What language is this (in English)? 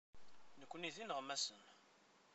Kabyle